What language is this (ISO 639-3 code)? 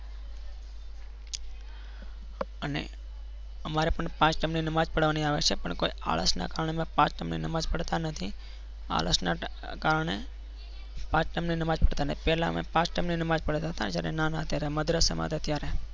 guj